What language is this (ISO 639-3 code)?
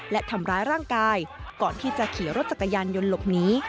tha